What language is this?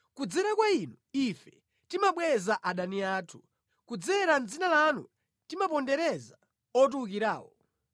Nyanja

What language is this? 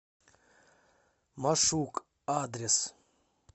Russian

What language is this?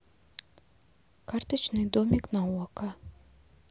Russian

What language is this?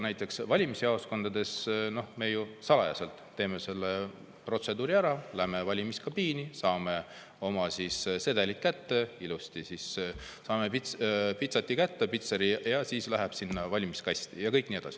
Estonian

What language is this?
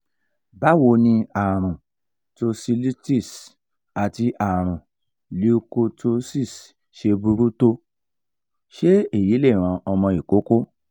Yoruba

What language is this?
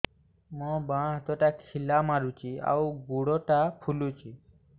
Odia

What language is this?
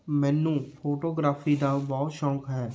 Punjabi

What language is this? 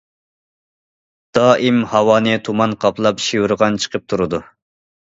Uyghur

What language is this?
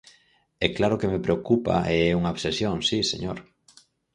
Galician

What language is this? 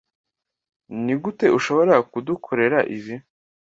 Kinyarwanda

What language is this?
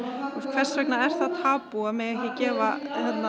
Icelandic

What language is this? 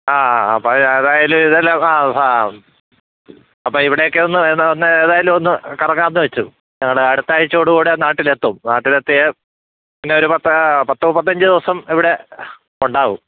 Malayalam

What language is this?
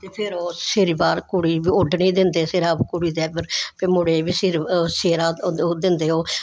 Dogri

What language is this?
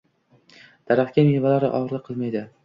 Uzbek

